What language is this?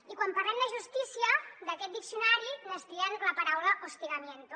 Catalan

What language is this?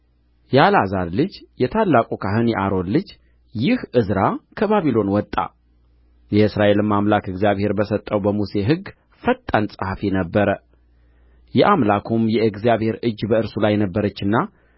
Amharic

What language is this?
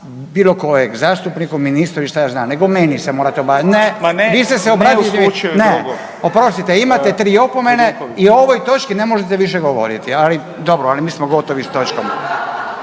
Croatian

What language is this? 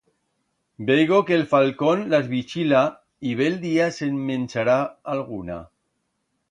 Aragonese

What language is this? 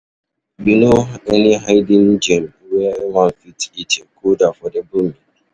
Nigerian Pidgin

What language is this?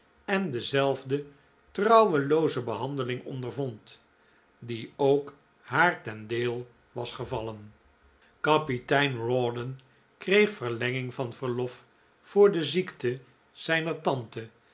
Dutch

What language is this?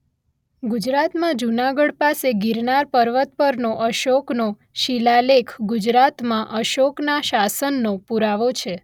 Gujarati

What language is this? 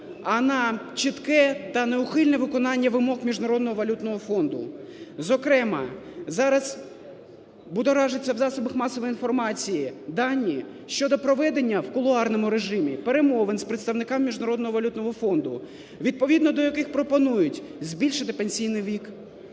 Ukrainian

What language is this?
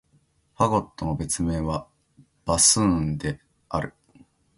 Japanese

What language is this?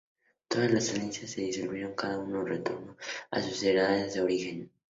Spanish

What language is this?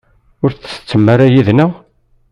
Kabyle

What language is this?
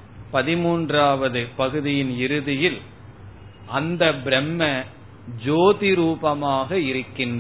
Tamil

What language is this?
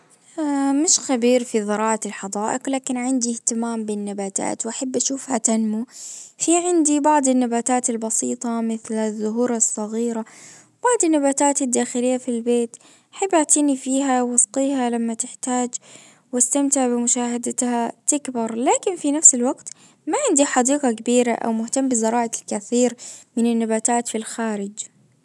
Najdi Arabic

